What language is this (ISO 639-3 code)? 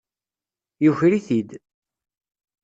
kab